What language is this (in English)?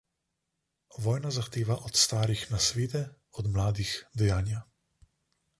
Slovenian